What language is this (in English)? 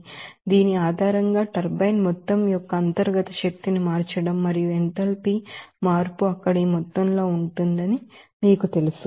Telugu